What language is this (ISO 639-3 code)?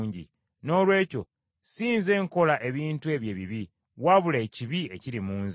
lug